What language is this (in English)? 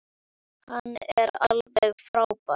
Icelandic